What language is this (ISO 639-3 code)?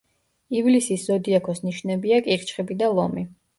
kat